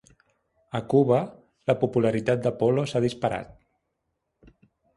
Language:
Catalan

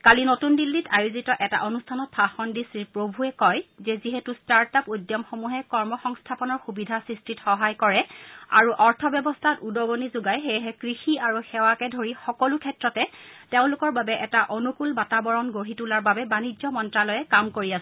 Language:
Assamese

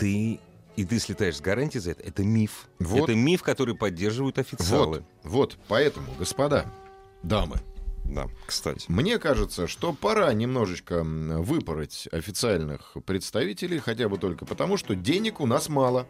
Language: Russian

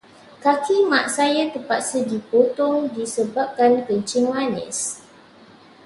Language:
Malay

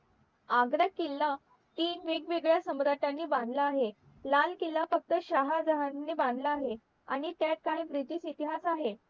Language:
Marathi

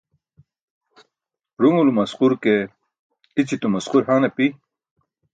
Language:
Burushaski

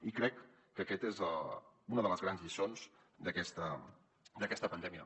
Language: Catalan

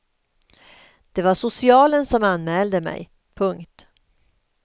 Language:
Swedish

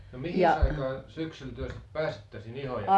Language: Finnish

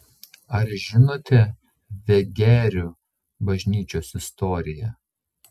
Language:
Lithuanian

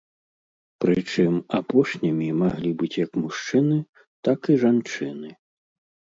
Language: Belarusian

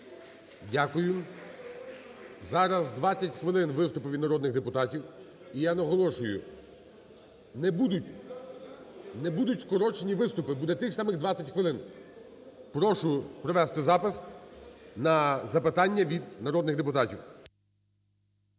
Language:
Ukrainian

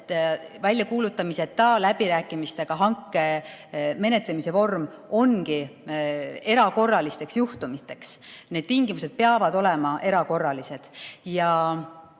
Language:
Estonian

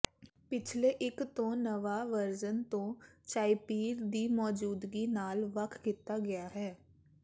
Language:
Punjabi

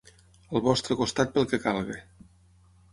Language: Catalan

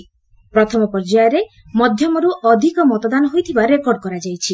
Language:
Odia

